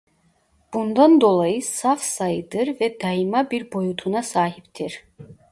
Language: Turkish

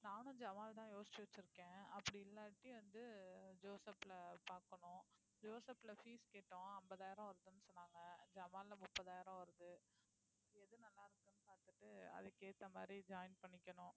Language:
Tamil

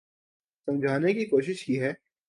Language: Urdu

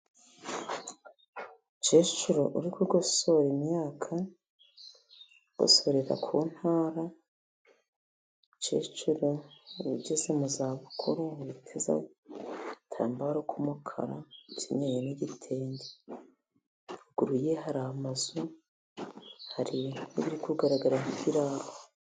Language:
Kinyarwanda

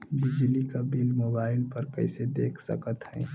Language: Bhojpuri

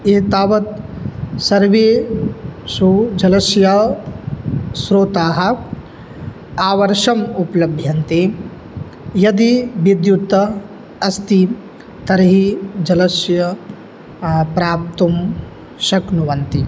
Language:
Sanskrit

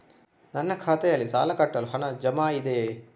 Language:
Kannada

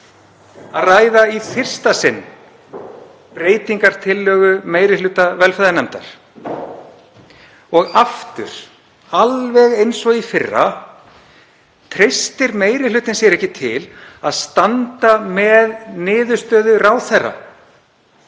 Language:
Icelandic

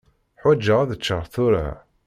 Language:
Kabyle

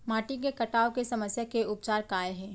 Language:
Chhattisgarhi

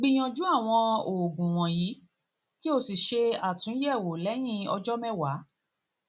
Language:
Yoruba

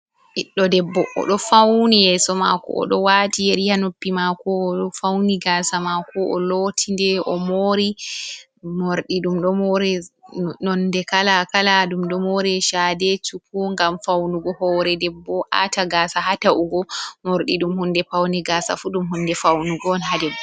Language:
Fula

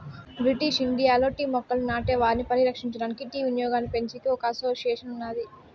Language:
Telugu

